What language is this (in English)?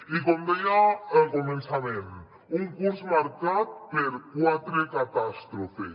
Catalan